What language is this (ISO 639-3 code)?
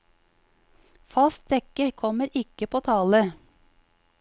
nor